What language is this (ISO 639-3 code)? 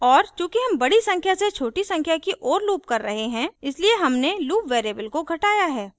hin